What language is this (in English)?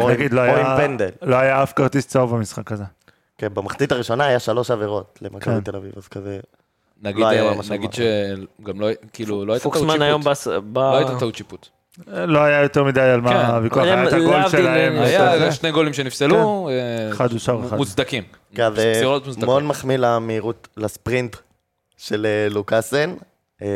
Hebrew